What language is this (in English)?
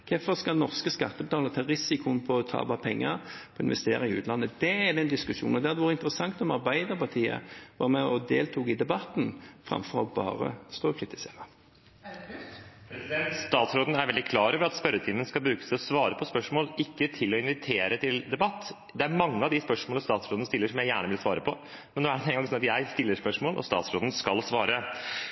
Norwegian Bokmål